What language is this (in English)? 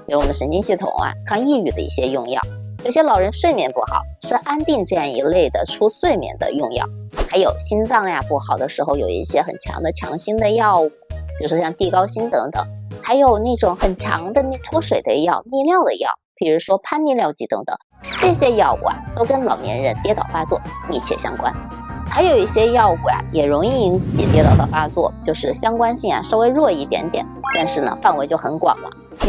Chinese